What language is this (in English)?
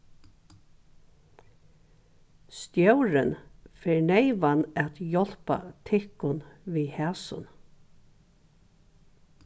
Faroese